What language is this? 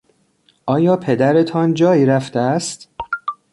Persian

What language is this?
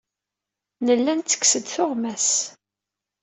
Kabyle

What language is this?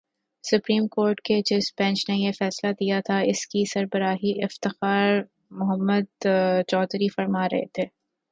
Urdu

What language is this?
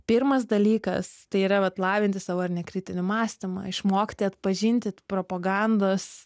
Lithuanian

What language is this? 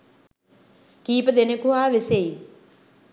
Sinhala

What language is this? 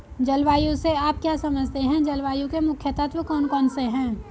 Hindi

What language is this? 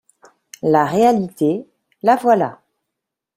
French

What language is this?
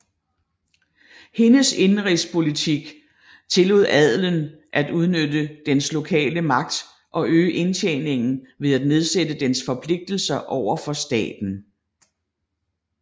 Danish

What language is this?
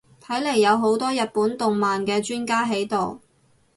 Cantonese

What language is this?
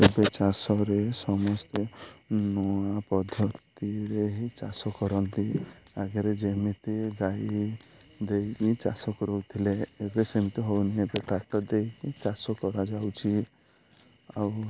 Odia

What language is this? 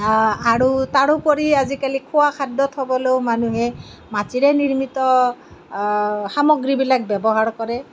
Assamese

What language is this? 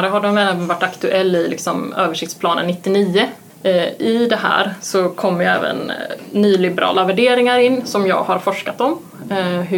Swedish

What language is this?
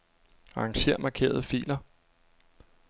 Danish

